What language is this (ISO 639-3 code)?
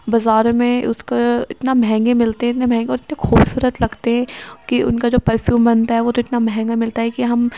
urd